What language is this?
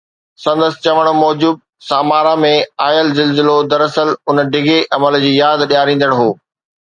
Sindhi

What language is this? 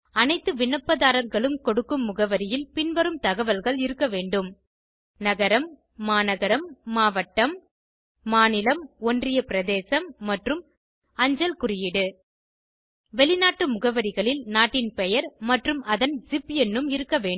Tamil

